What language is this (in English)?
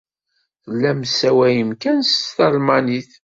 Kabyle